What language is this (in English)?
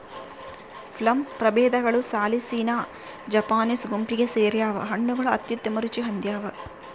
Kannada